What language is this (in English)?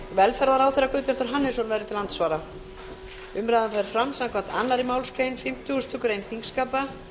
Icelandic